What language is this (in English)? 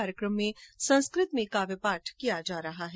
Hindi